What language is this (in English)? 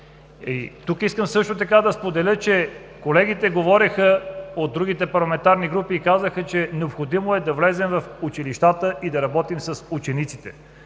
Bulgarian